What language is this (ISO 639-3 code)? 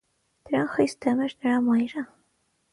hye